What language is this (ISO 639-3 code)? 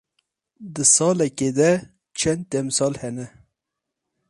kur